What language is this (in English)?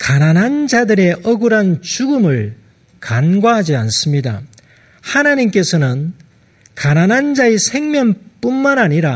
Korean